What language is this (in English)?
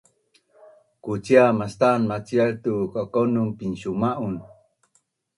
Bunun